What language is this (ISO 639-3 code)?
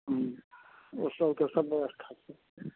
mai